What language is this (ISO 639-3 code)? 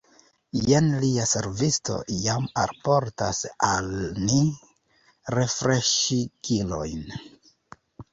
epo